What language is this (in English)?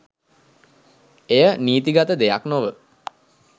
Sinhala